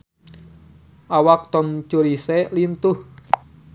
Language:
Sundanese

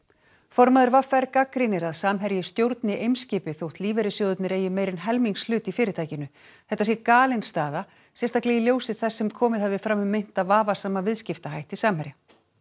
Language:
Icelandic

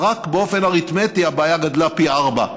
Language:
Hebrew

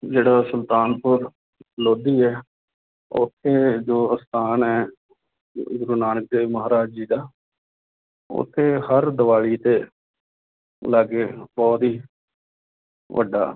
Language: Punjabi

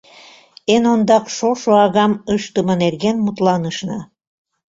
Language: Mari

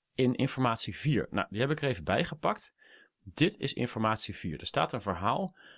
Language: Dutch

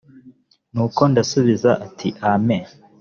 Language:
Kinyarwanda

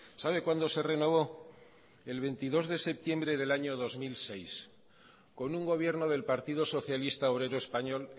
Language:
Spanish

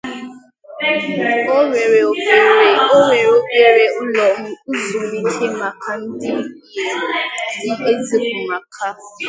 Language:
Igbo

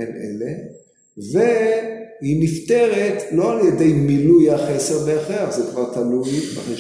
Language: Hebrew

